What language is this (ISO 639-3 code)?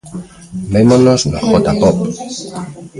glg